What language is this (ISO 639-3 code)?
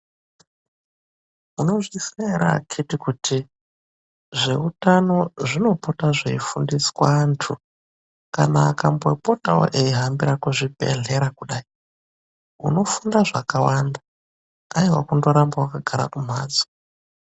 ndc